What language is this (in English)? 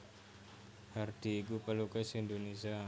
Javanese